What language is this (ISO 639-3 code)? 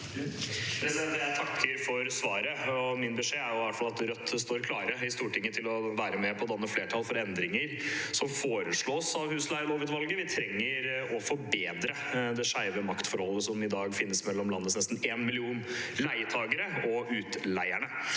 nor